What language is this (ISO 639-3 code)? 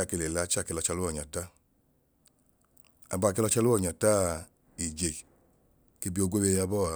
idu